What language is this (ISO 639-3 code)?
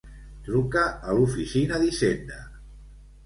cat